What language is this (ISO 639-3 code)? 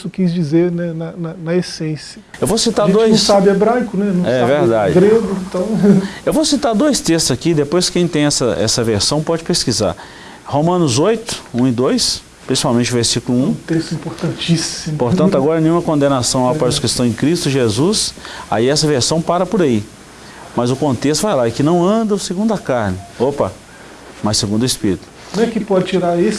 por